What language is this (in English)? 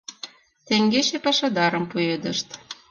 Mari